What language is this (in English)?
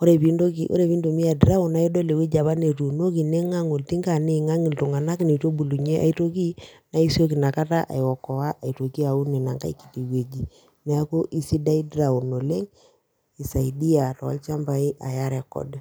Masai